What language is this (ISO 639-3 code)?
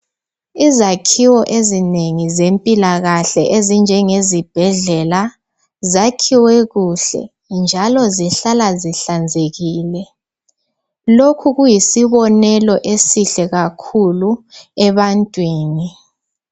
nde